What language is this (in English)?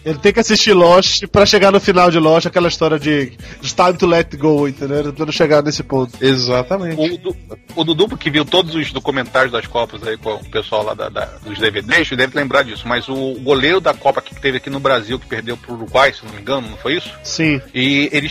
Portuguese